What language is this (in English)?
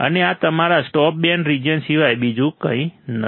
Gujarati